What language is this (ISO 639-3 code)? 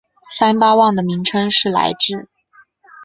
zho